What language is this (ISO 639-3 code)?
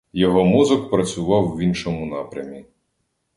ukr